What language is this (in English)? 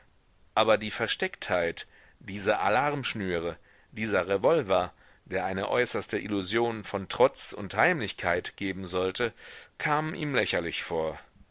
German